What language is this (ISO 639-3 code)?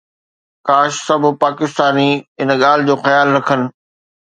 snd